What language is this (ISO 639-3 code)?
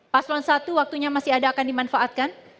ind